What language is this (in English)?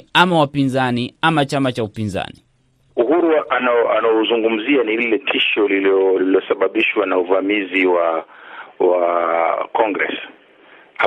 Swahili